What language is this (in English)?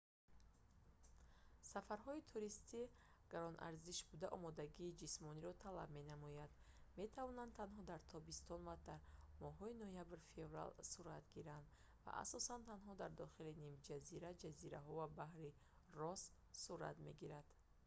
Tajik